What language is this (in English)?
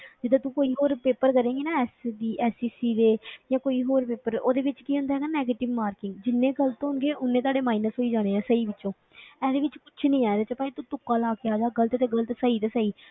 Punjabi